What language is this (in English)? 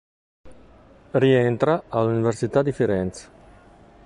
Italian